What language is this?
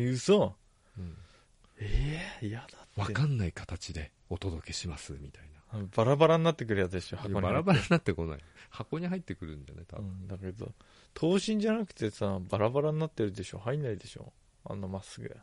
Japanese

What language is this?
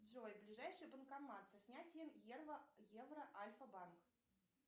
Russian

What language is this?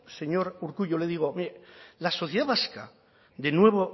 Spanish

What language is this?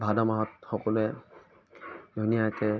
Assamese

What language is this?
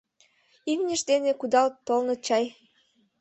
Mari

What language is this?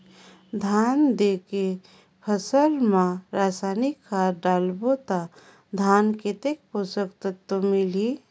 Chhattisgarhi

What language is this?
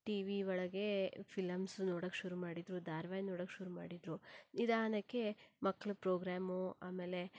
Kannada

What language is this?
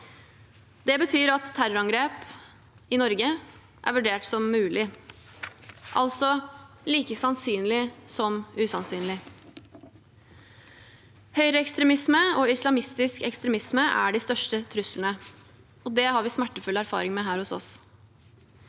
Norwegian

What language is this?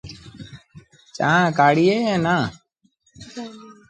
Sindhi Bhil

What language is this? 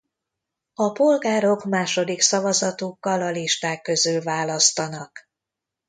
Hungarian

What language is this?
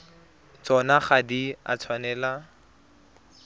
Tswana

